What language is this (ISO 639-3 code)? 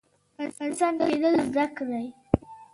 pus